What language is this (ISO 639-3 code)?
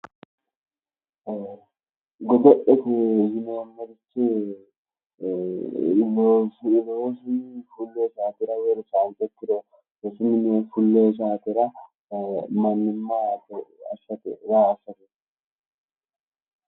sid